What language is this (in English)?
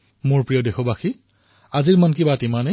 Assamese